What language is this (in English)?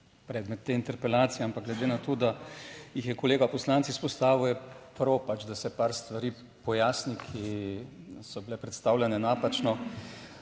Slovenian